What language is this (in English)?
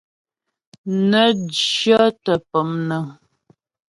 Ghomala